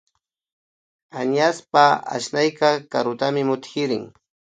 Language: Imbabura Highland Quichua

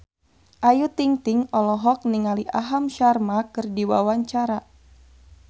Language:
Sundanese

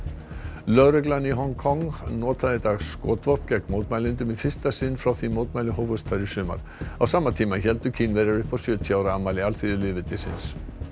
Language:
Icelandic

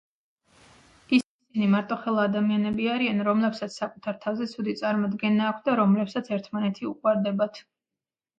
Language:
Georgian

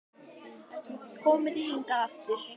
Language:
Icelandic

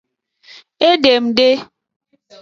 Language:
Aja (Benin)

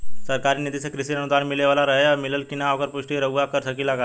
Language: Bhojpuri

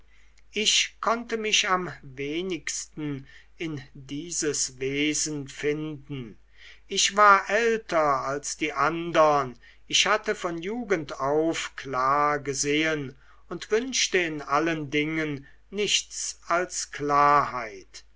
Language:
German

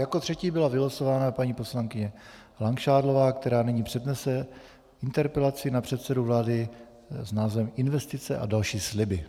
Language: Czech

